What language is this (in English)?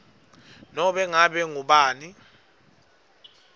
Swati